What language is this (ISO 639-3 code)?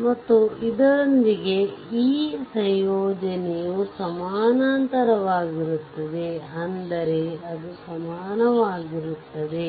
kan